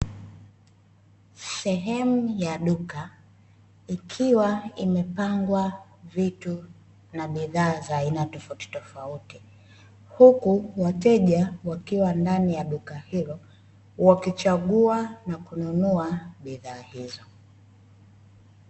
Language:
Swahili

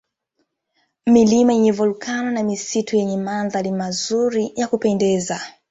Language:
Swahili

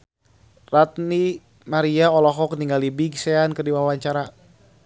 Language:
Sundanese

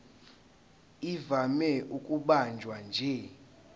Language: Zulu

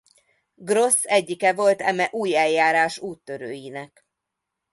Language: Hungarian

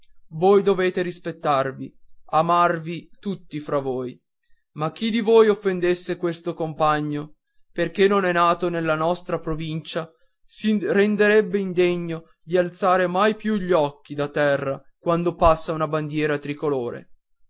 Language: Italian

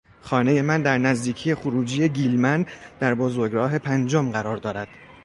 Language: Persian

